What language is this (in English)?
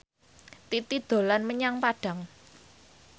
Javanese